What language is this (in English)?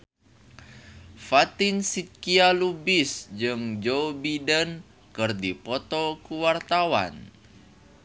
Sundanese